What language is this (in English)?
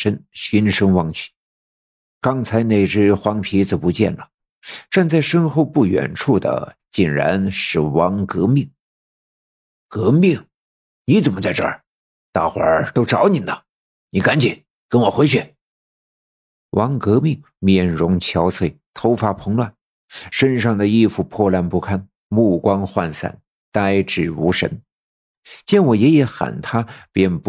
Chinese